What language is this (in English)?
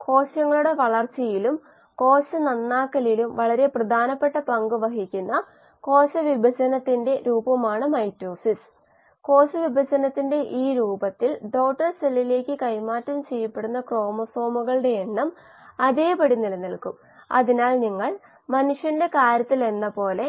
Malayalam